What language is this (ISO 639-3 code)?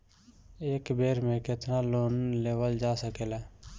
bho